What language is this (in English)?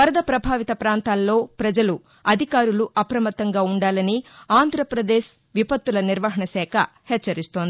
Telugu